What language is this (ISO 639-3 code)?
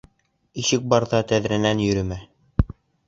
bak